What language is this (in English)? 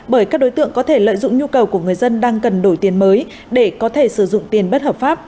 Vietnamese